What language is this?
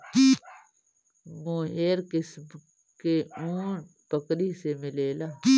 Bhojpuri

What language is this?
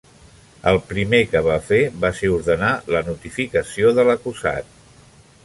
Catalan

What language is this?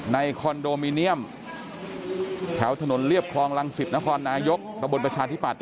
Thai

